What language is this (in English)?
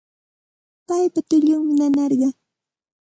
Santa Ana de Tusi Pasco Quechua